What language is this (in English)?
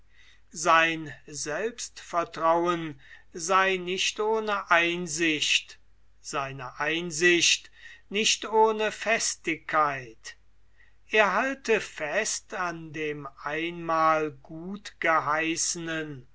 German